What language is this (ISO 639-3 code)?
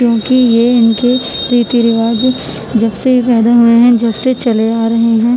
urd